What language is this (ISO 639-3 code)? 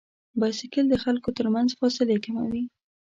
pus